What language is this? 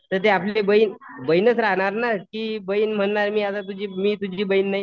Marathi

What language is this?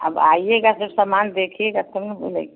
Hindi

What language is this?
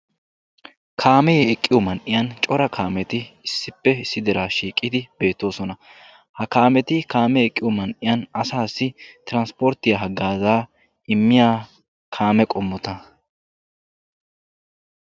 Wolaytta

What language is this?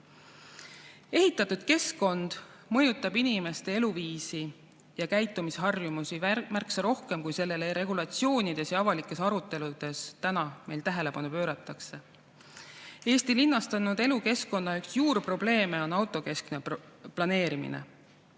Estonian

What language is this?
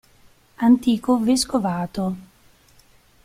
Italian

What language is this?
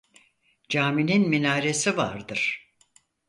Turkish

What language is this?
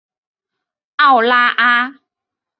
Chinese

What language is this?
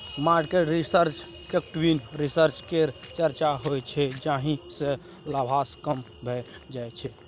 Maithili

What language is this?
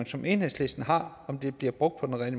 Danish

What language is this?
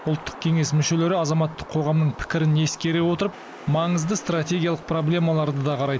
Kazakh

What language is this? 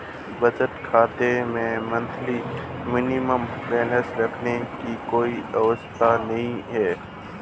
Hindi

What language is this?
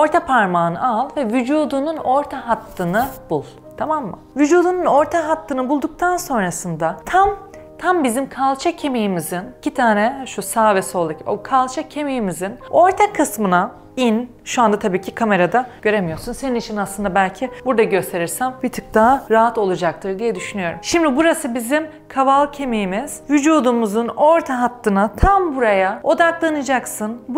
Turkish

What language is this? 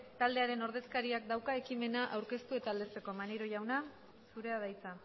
Basque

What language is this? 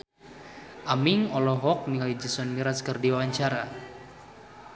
Sundanese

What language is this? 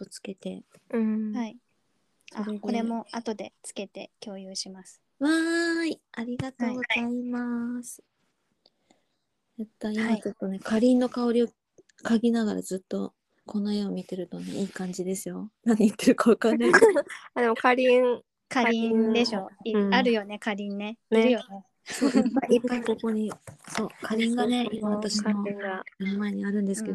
Japanese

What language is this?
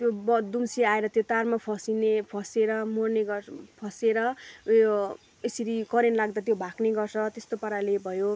Nepali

